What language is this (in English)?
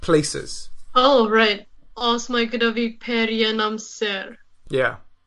Welsh